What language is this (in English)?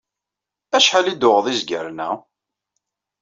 Kabyle